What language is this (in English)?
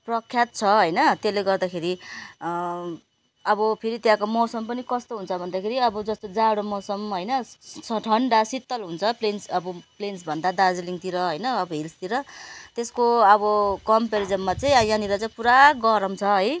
Nepali